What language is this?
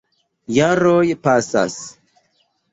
Esperanto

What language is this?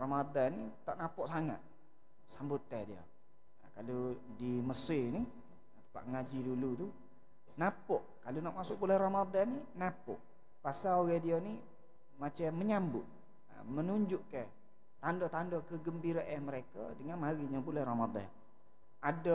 Malay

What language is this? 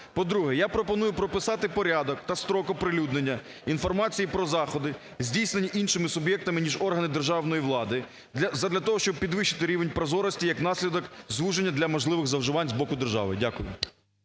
Ukrainian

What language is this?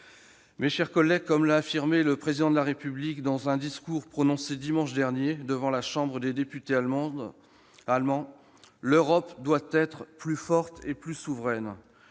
French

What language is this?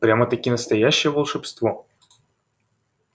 Russian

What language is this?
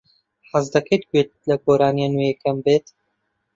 Central Kurdish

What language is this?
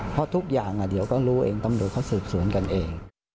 Thai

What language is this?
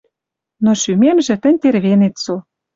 Western Mari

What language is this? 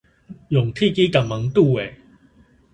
Min Nan Chinese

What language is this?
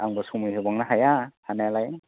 Bodo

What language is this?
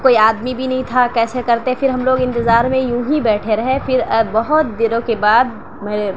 Urdu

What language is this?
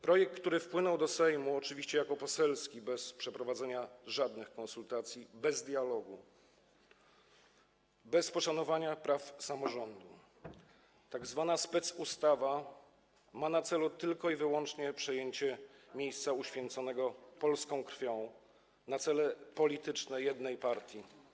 Polish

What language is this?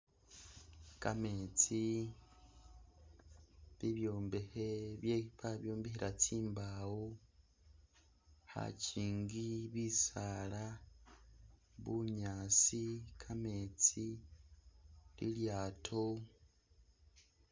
Masaaba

